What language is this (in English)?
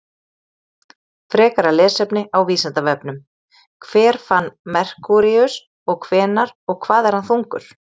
Icelandic